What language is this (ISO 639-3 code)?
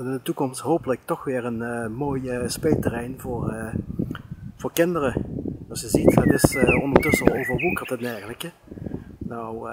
nld